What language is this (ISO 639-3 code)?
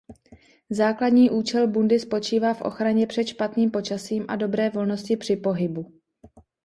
ces